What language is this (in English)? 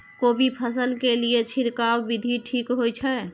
Maithili